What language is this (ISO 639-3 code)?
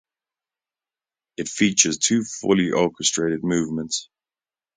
eng